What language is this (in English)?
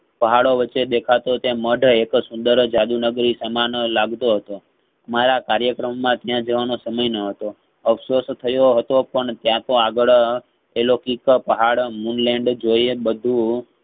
Gujarati